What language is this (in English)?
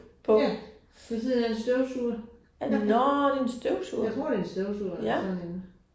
Danish